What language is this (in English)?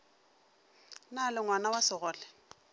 Northern Sotho